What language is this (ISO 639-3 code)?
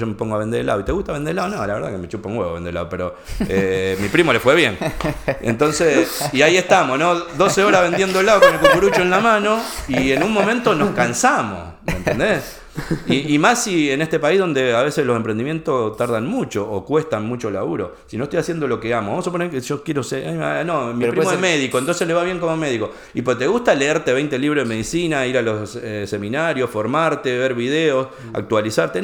spa